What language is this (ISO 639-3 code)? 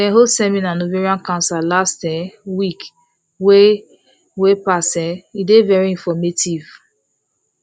pcm